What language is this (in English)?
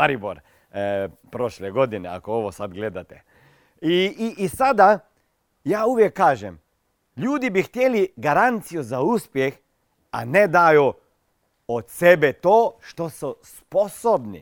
Croatian